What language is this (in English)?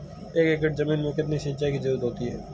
Hindi